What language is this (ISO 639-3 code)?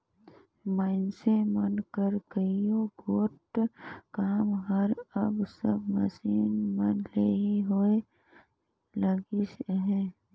hne